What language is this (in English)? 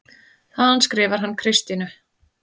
Icelandic